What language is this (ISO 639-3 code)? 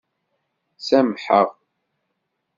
kab